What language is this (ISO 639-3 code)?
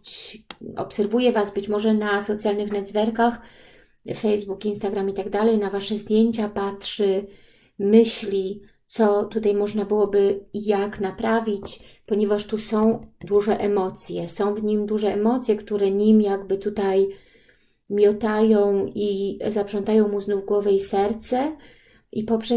pol